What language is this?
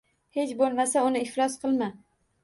Uzbek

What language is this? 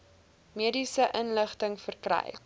Afrikaans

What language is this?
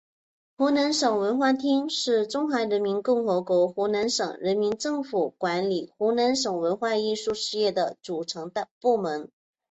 Chinese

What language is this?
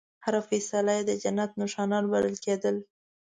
Pashto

